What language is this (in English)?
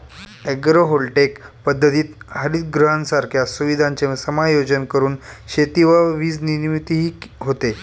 Marathi